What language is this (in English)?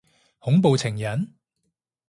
Cantonese